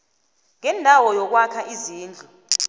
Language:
South Ndebele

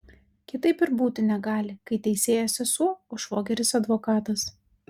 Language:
Lithuanian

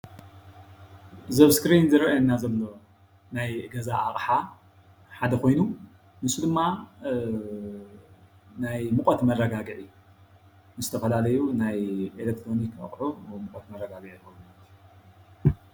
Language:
Tigrinya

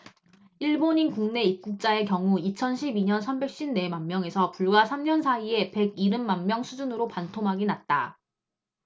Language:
Korean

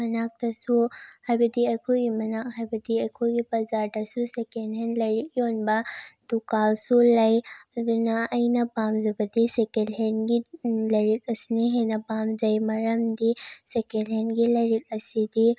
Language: Manipuri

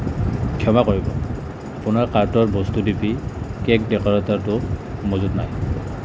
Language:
Assamese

